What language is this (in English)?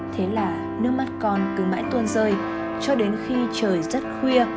Vietnamese